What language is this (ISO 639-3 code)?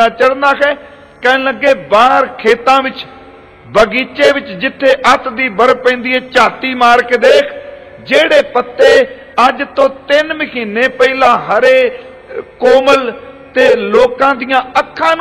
pan